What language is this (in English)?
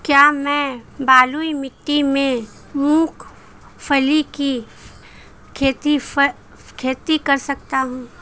Hindi